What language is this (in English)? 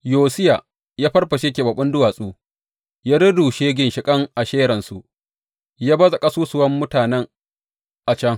Hausa